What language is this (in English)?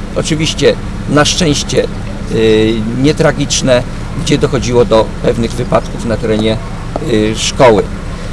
Polish